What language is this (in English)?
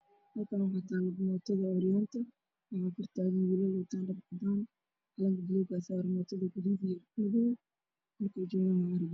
Somali